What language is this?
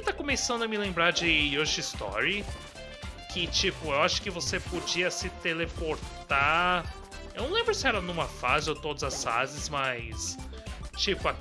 Portuguese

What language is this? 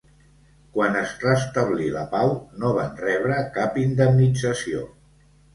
Catalan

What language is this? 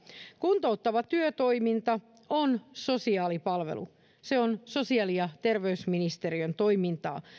Finnish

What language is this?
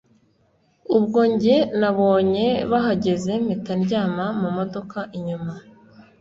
Kinyarwanda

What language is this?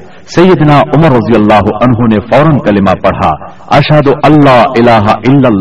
Urdu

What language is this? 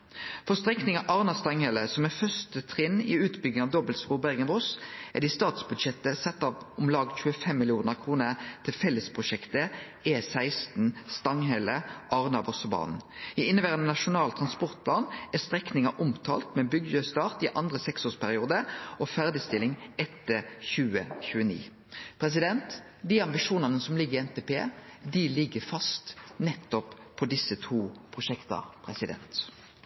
Norwegian Nynorsk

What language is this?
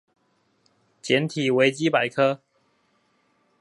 Chinese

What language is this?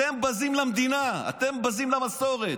Hebrew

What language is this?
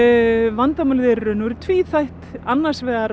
Icelandic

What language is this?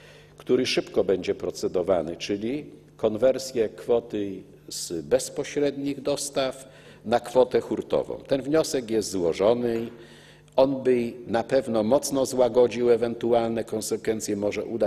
Polish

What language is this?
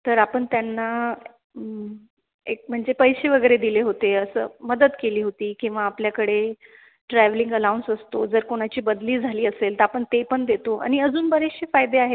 Marathi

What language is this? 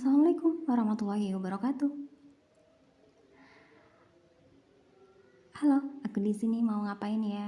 Indonesian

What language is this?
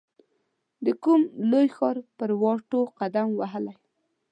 Pashto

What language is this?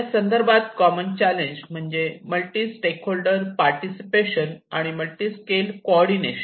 Marathi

